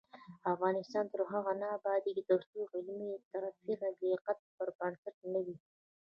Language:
Pashto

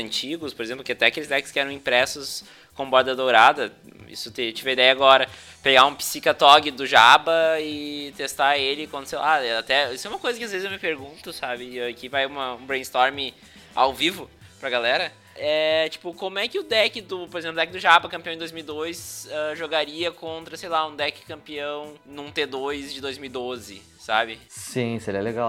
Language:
Portuguese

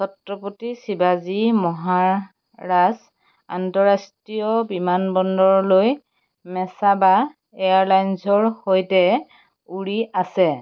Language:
Assamese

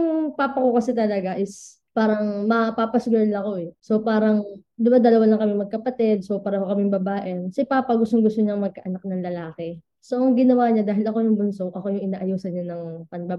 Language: Filipino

